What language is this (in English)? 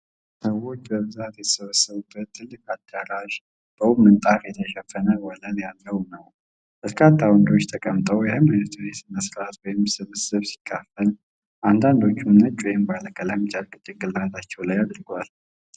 Amharic